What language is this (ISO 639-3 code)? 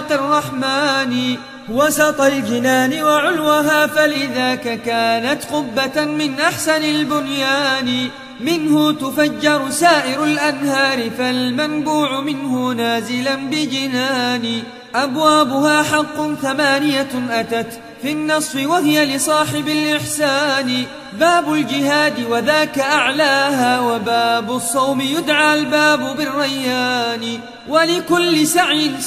ara